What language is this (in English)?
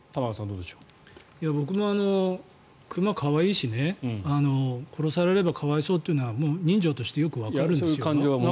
Japanese